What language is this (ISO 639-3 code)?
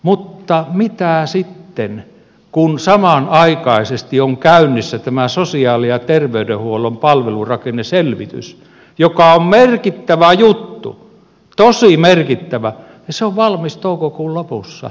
fin